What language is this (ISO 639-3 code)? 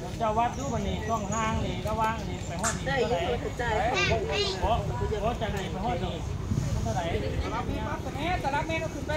tha